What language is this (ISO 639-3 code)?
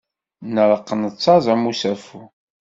kab